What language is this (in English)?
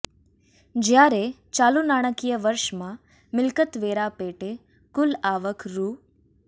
Gujarati